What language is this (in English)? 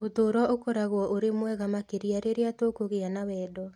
Kikuyu